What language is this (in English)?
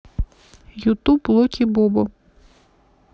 Russian